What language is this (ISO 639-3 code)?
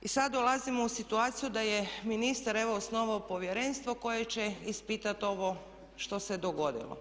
hrv